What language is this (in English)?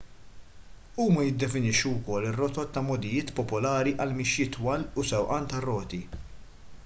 Maltese